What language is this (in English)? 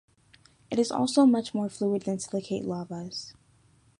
English